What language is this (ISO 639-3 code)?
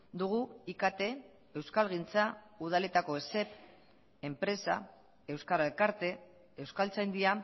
eus